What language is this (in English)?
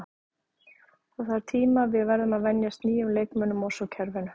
Icelandic